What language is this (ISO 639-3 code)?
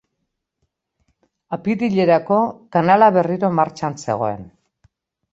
eus